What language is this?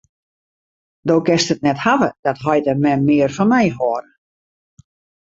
Western Frisian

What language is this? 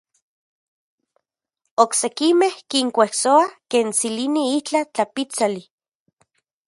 Central Puebla Nahuatl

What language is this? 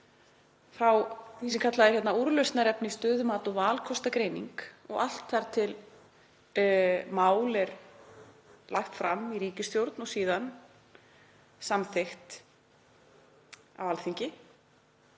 Icelandic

